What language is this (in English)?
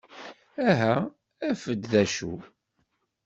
Kabyle